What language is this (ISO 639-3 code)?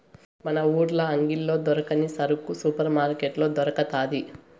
tel